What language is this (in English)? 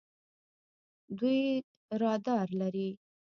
Pashto